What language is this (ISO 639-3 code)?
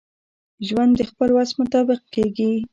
pus